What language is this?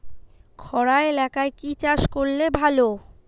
Bangla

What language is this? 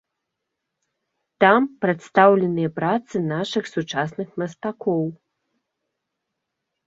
Belarusian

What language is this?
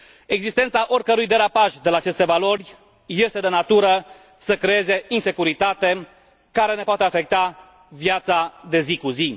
Romanian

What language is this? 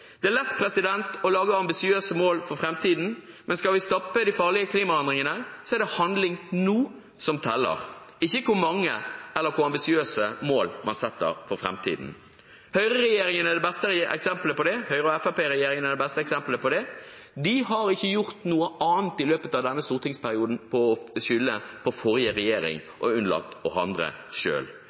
Norwegian Bokmål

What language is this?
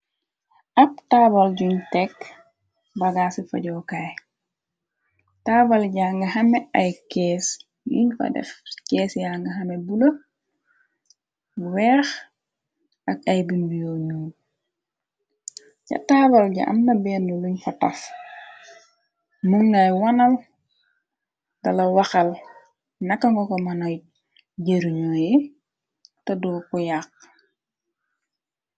Wolof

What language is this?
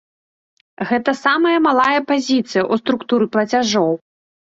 Belarusian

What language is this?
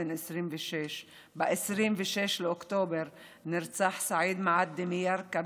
Hebrew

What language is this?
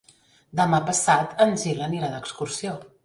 Catalan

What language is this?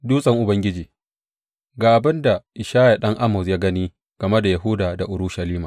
Hausa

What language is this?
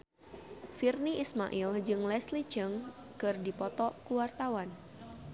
Sundanese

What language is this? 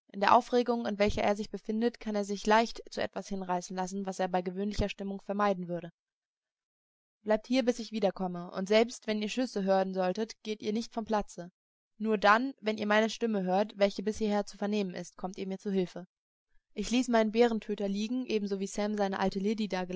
German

